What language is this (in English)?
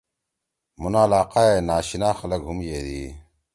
Torwali